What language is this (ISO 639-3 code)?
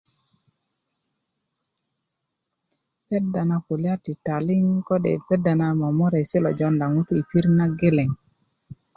ukv